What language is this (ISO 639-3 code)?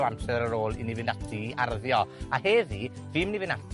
cym